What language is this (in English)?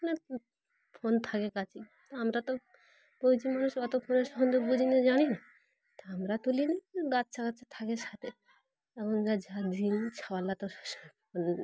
Bangla